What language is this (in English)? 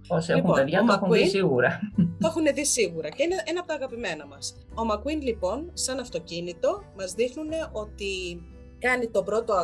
Greek